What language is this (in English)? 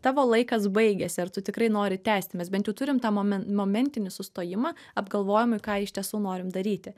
Lithuanian